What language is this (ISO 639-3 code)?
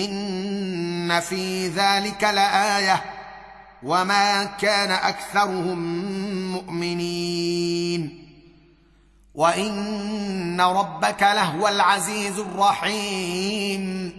ara